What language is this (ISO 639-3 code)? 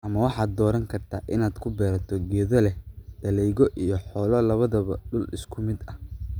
som